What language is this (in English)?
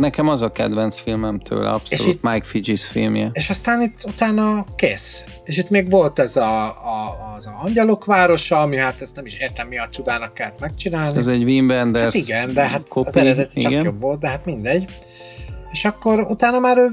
Hungarian